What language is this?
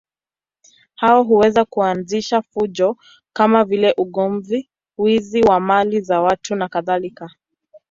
Swahili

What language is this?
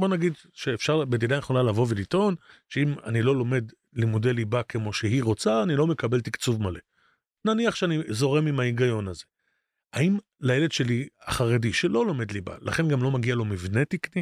Hebrew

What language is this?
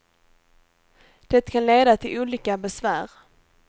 Swedish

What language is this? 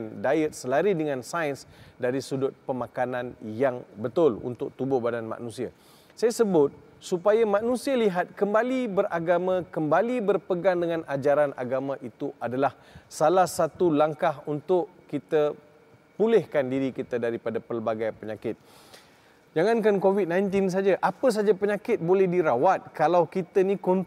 Malay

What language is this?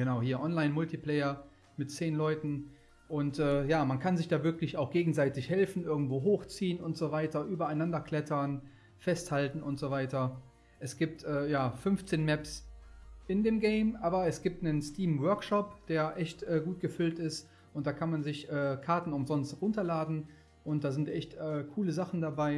German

